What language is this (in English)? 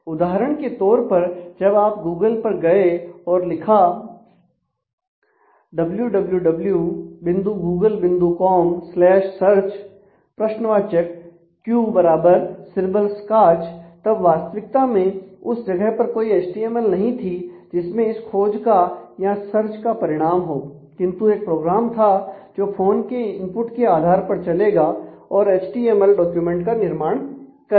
Hindi